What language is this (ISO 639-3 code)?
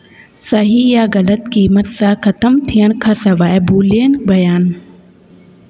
snd